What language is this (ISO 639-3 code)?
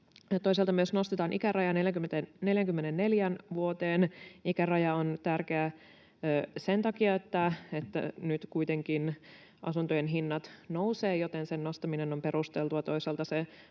fin